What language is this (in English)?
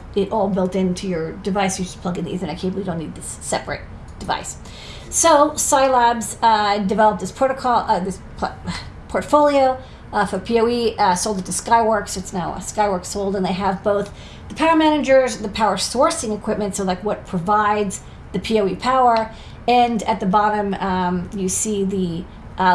English